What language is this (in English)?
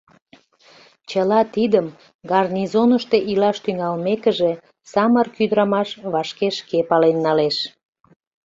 Mari